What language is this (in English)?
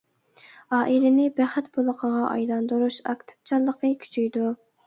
Uyghur